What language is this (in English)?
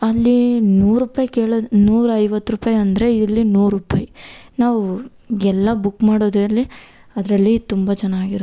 Kannada